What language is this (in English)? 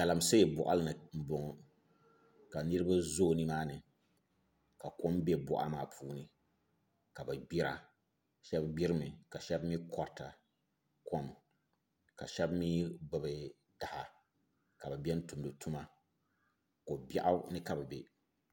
Dagbani